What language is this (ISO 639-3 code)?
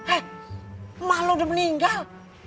ind